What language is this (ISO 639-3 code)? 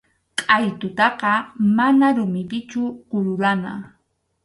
qxu